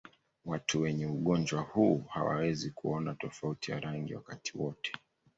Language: Swahili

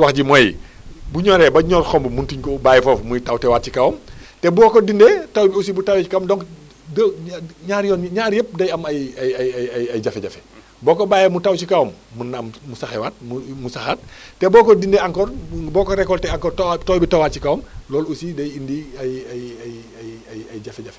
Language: Wolof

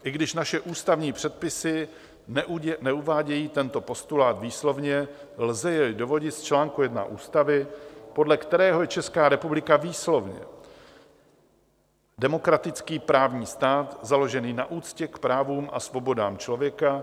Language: Czech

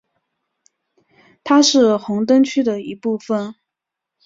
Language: Chinese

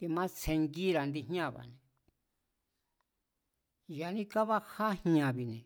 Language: Mazatlán Mazatec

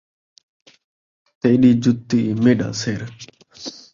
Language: Saraiki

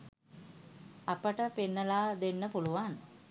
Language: Sinhala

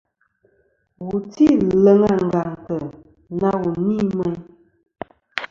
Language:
Kom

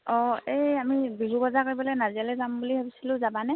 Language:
Assamese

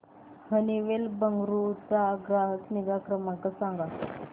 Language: Marathi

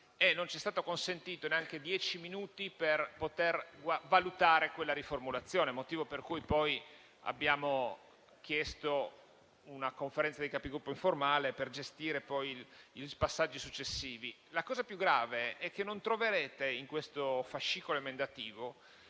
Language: Italian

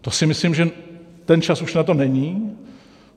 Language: Czech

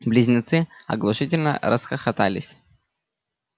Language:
Russian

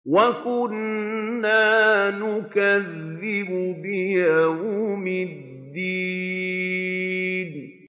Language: Arabic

